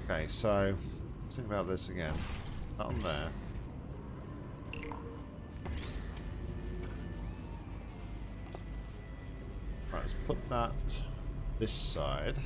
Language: English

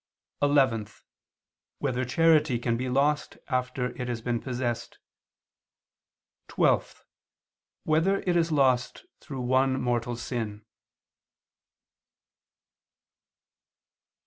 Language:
English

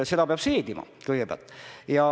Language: Estonian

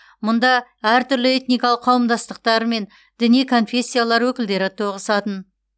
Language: Kazakh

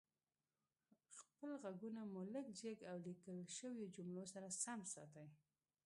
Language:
Pashto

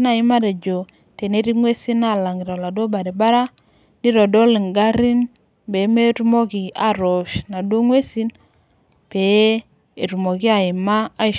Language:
Masai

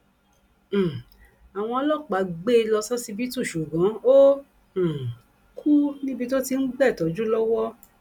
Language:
Yoruba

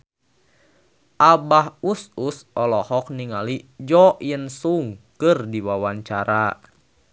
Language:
Sundanese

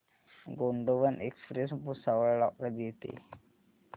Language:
Marathi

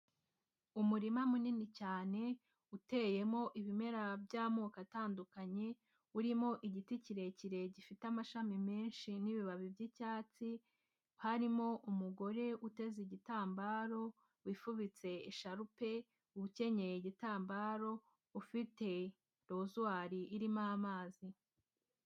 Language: Kinyarwanda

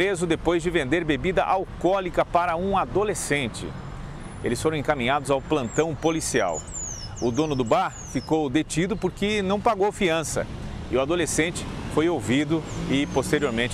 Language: Portuguese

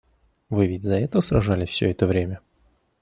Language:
Russian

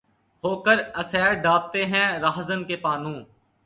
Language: Urdu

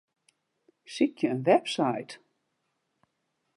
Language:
Western Frisian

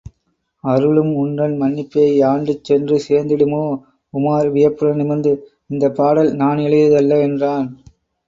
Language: Tamil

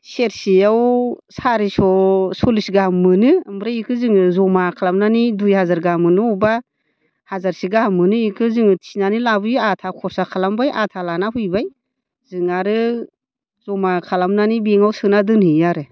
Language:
Bodo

